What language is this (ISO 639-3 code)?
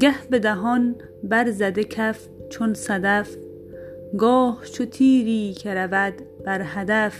fas